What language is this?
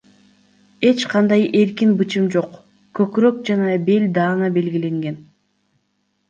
Kyrgyz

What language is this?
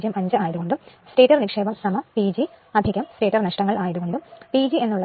Malayalam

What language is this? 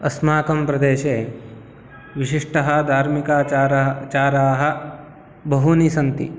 Sanskrit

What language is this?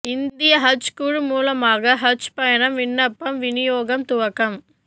Tamil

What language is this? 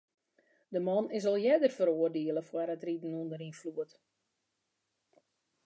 Western Frisian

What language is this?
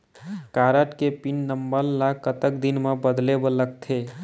Chhattisgarhi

